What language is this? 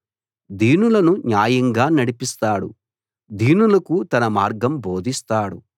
Telugu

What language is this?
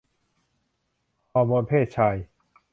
Thai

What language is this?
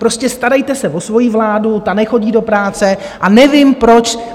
Czech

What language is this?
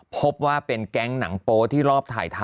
Thai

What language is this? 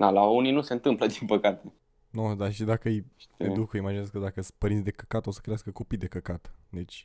Romanian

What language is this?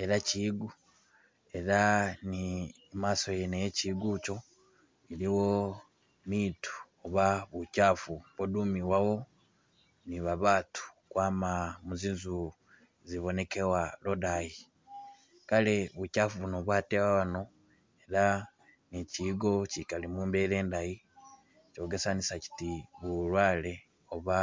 Masaaba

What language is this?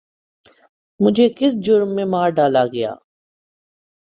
Urdu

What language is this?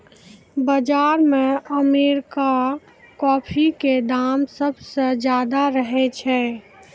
Maithili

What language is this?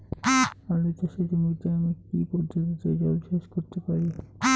Bangla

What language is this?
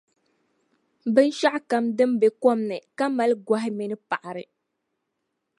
Dagbani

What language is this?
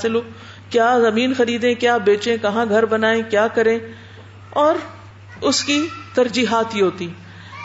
Urdu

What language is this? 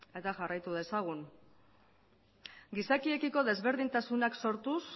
Basque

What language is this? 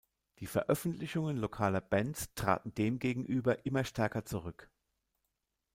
German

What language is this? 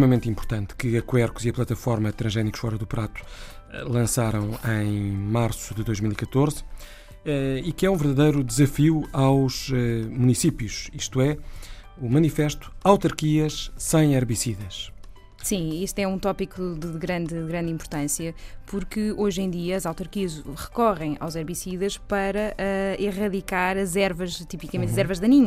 Portuguese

